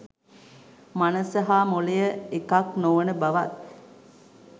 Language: Sinhala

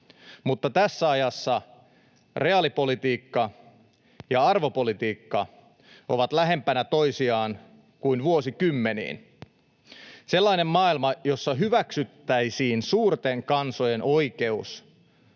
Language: Finnish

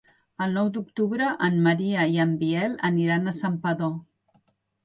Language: Catalan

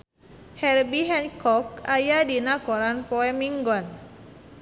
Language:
Sundanese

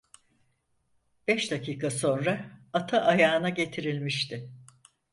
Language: Turkish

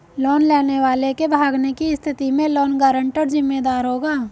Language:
Hindi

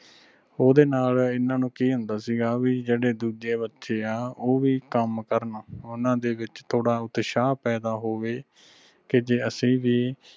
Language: Punjabi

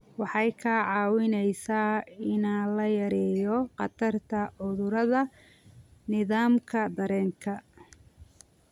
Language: Somali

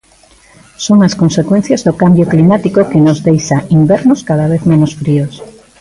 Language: Galician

